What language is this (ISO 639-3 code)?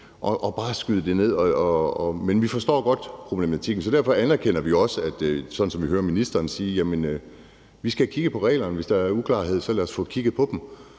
dan